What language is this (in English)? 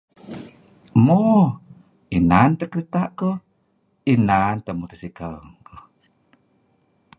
Kelabit